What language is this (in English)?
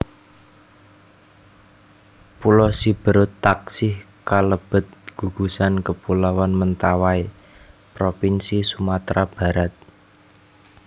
Javanese